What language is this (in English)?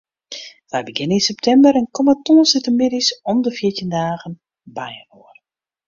Western Frisian